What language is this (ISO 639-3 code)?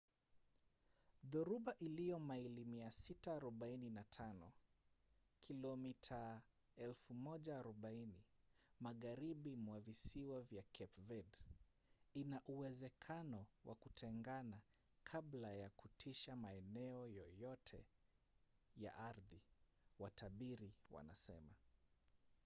swa